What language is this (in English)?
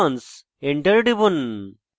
Bangla